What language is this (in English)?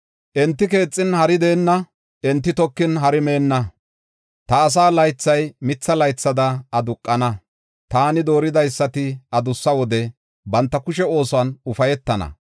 Gofa